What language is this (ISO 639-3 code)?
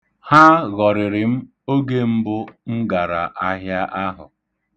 ibo